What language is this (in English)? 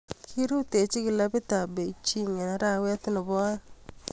Kalenjin